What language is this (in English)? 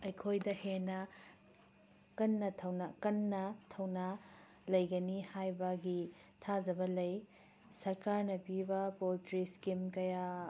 Manipuri